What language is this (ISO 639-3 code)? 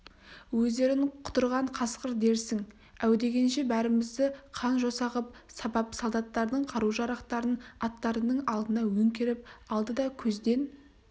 kaz